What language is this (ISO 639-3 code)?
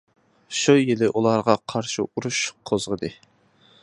uig